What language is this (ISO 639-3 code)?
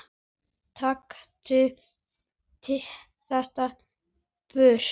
isl